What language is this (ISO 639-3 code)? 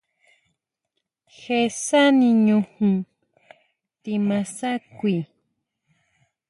mau